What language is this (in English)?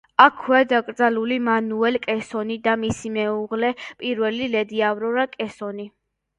Georgian